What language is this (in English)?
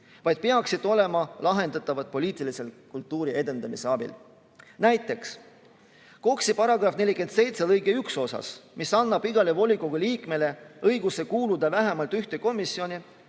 Estonian